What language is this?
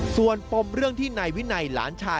Thai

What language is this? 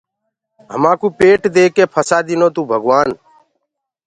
Gurgula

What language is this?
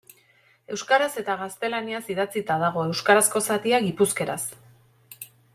Basque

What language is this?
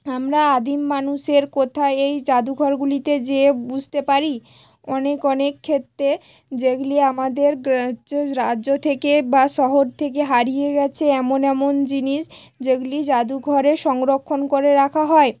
Bangla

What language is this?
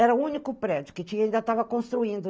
Portuguese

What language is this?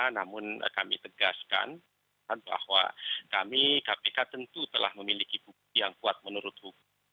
Indonesian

